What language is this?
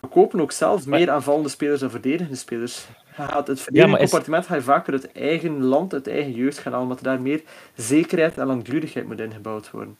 Dutch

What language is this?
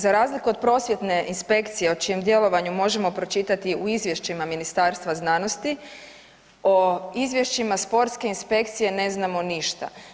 Croatian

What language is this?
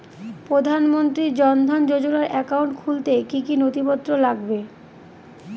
Bangla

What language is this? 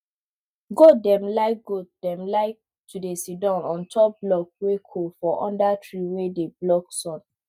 Nigerian Pidgin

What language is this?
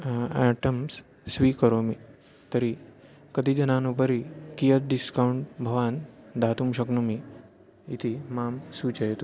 Sanskrit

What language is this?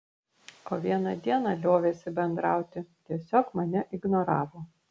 Lithuanian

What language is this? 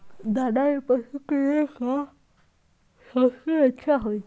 Magahi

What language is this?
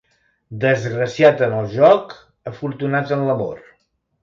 Catalan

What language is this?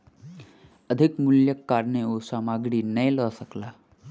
Maithili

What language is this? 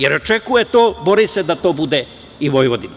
Serbian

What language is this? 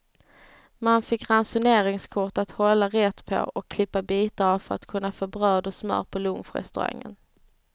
Swedish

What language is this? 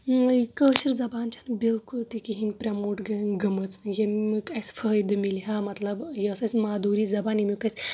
Kashmiri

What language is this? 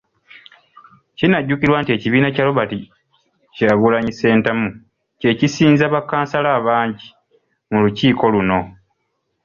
Ganda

